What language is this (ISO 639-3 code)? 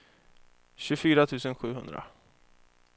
swe